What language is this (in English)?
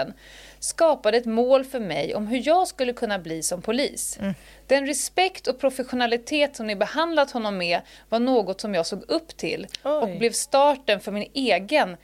Swedish